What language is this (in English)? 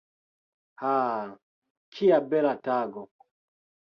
Esperanto